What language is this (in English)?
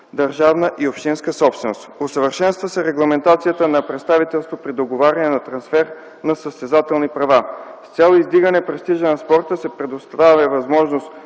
Bulgarian